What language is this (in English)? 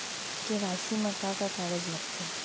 Chhattisgarhi